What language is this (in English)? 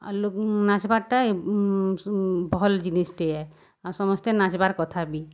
Odia